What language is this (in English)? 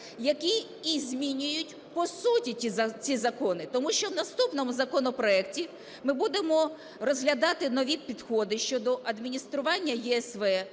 Ukrainian